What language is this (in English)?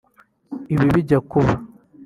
Kinyarwanda